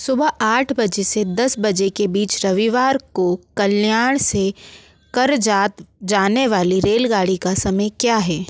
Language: Hindi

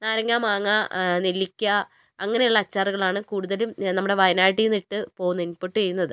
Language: Malayalam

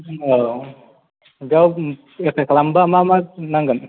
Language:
Bodo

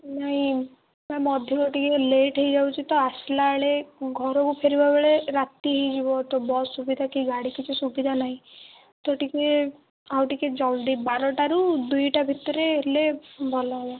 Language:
Odia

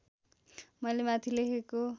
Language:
Nepali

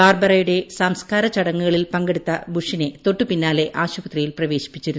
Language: Malayalam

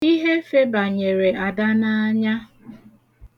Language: Igbo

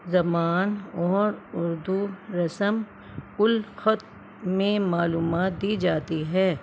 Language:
Urdu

